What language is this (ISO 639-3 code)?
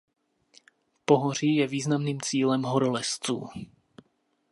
ces